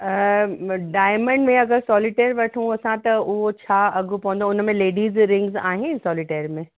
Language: Sindhi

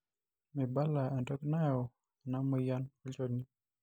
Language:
Masai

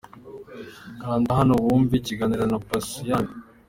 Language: Kinyarwanda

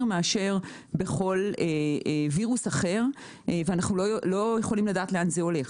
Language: Hebrew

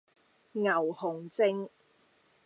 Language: Cantonese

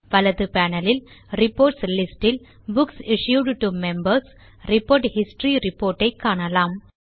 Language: Tamil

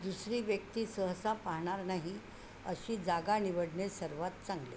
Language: Marathi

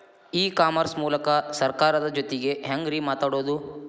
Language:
Kannada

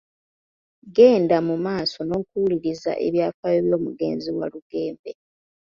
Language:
Ganda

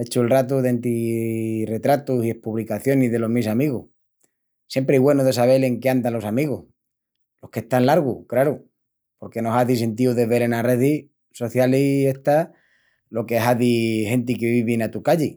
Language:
Extremaduran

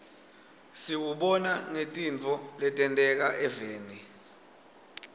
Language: Swati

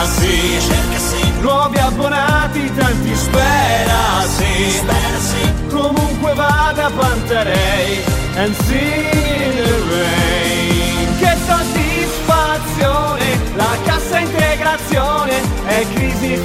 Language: Italian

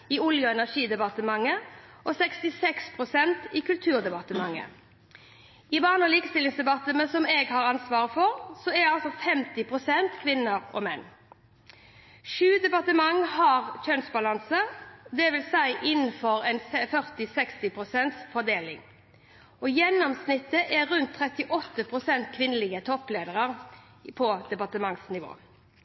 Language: Norwegian Bokmål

